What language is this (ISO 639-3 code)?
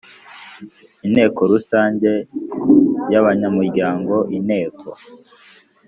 kin